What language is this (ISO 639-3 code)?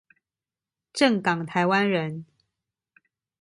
zho